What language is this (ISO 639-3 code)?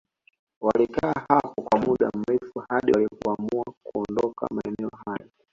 swa